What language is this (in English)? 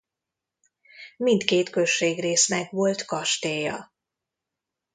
Hungarian